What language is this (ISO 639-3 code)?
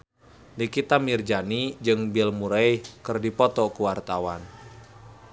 sun